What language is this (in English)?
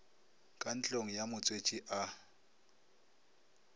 Northern Sotho